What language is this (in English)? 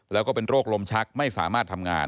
Thai